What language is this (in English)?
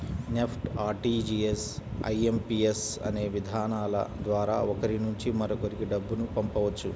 Telugu